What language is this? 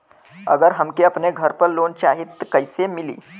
Bhojpuri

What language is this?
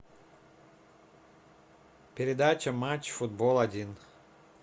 Russian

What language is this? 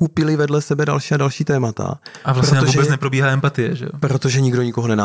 Czech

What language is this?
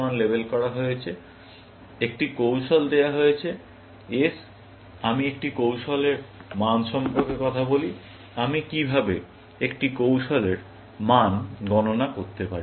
Bangla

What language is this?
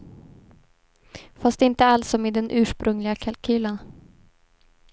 Swedish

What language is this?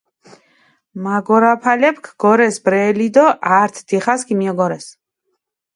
Mingrelian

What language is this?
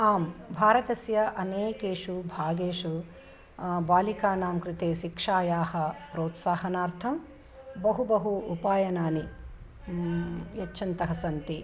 Sanskrit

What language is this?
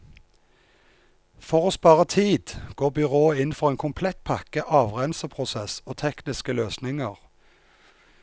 Norwegian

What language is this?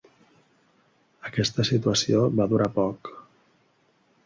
Catalan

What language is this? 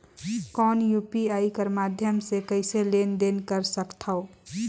Chhattisgarhi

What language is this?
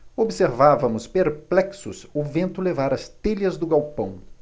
Portuguese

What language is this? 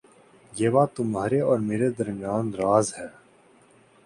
Urdu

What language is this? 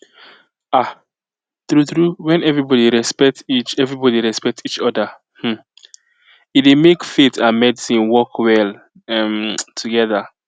Nigerian Pidgin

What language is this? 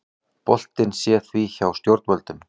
Icelandic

